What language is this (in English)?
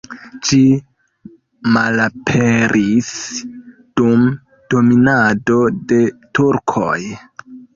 Esperanto